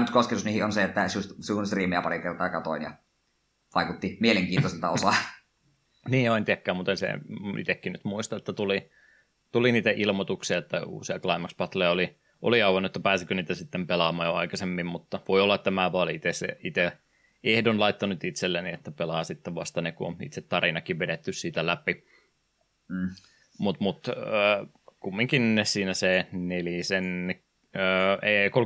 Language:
Finnish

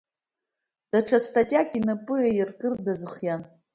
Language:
Abkhazian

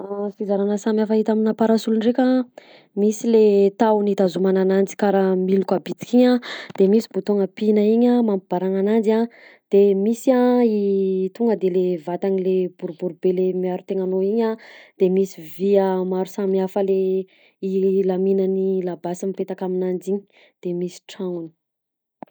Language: Southern Betsimisaraka Malagasy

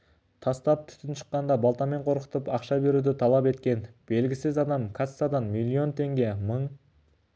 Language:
Kazakh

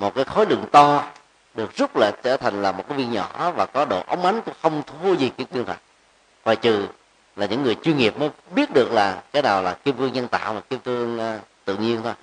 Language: Vietnamese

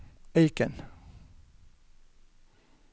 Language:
Norwegian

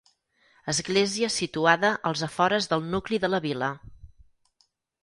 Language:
Catalan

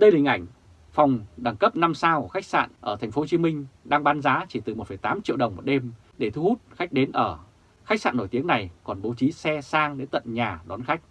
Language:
Vietnamese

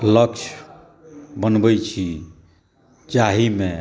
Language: Maithili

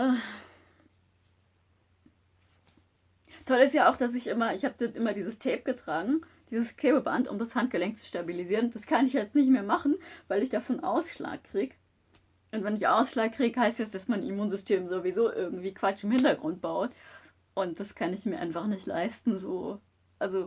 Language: German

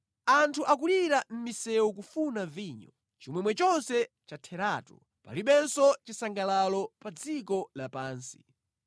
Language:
Nyanja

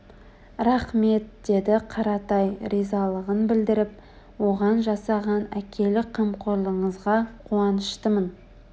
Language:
Kazakh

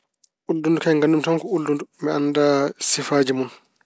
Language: Fula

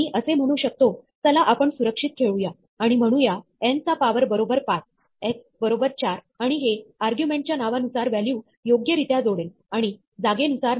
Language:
Marathi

